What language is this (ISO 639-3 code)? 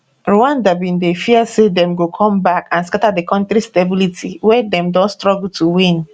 pcm